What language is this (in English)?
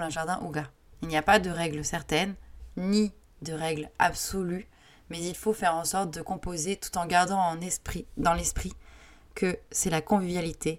French